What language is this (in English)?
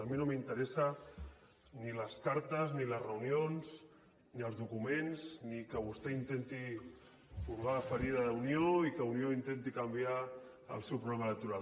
Catalan